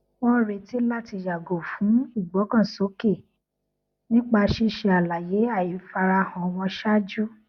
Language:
Yoruba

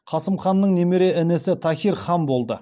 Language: Kazakh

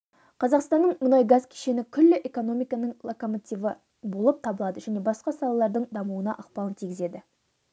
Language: Kazakh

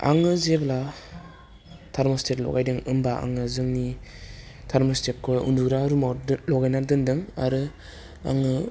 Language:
Bodo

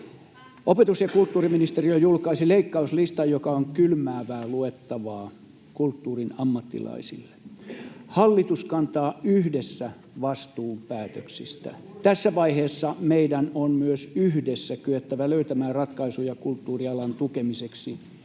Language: Finnish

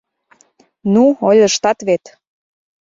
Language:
Mari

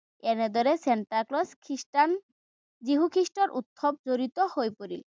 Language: Assamese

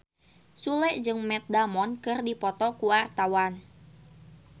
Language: Sundanese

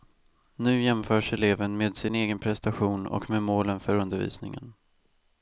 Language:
Swedish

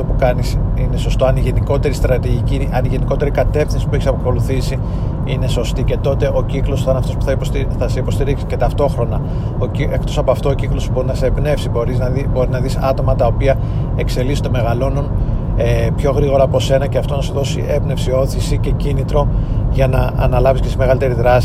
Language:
Greek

